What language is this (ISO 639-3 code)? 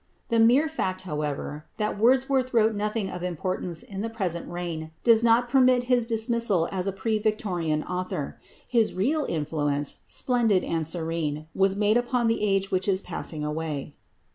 eng